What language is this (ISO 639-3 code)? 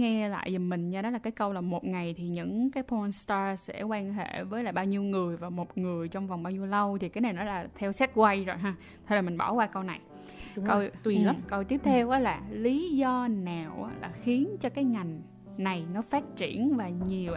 vie